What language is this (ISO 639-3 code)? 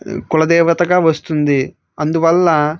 tel